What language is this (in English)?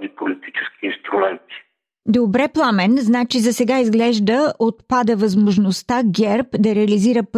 Bulgarian